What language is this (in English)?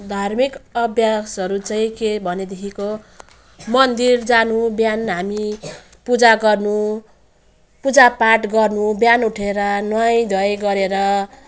Nepali